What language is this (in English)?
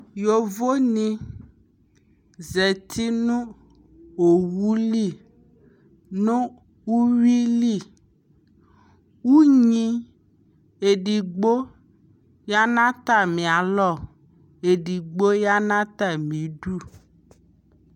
Ikposo